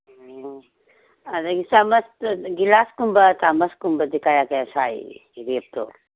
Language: Manipuri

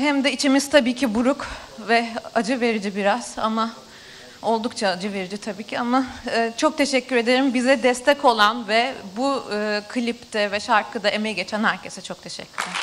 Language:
Turkish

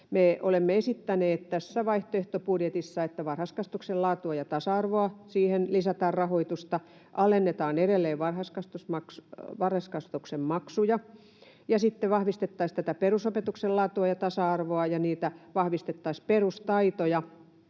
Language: Finnish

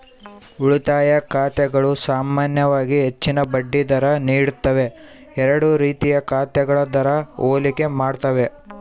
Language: Kannada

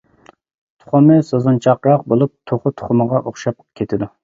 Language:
Uyghur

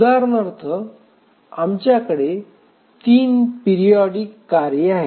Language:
Marathi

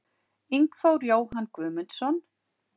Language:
Icelandic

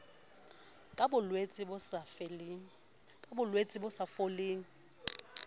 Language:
Southern Sotho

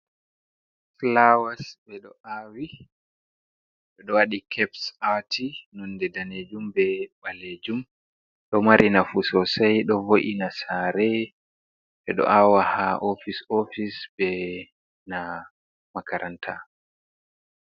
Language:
Fula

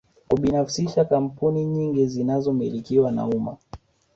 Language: Swahili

